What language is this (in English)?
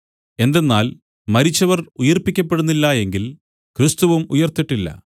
Malayalam